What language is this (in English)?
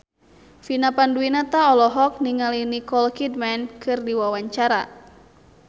Sundanese